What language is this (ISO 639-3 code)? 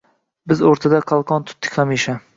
uzb